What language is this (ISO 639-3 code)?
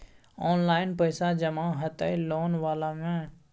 mai